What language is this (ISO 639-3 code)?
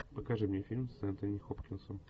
rus